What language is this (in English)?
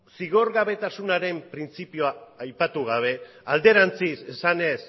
Basque